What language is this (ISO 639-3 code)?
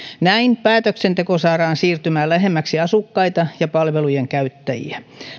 fin